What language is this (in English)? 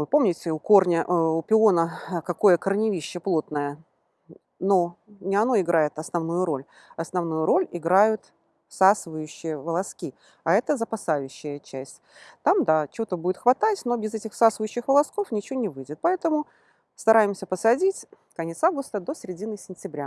Russian